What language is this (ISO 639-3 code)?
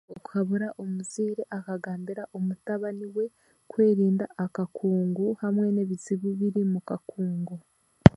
cgg